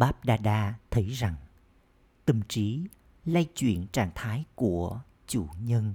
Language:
Vietnamese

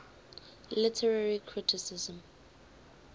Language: English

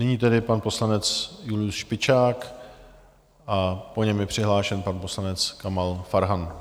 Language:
Czech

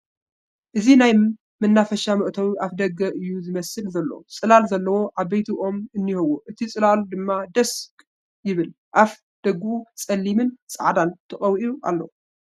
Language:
Tigrinya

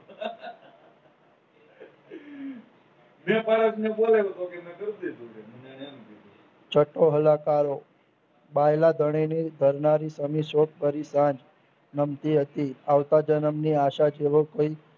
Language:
Gujarati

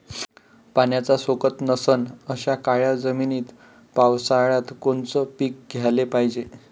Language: Marathi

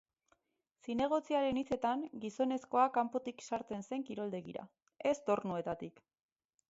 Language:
Basque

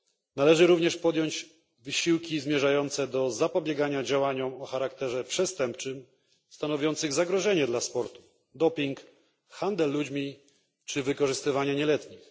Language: Polish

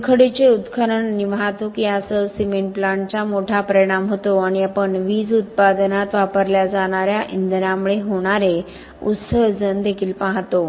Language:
Marathi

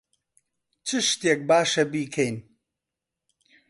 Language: Central Kurdish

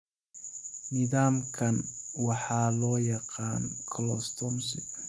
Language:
Somali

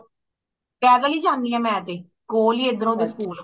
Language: Punjabi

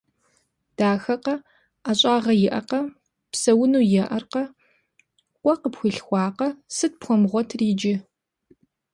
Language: Kabardian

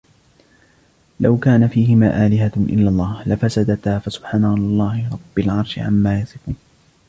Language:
Arabic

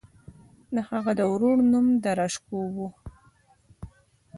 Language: Pashto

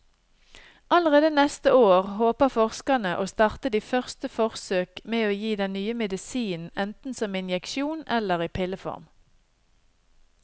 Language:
Norwegian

